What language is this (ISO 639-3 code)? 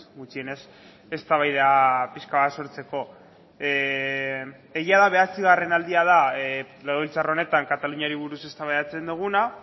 eus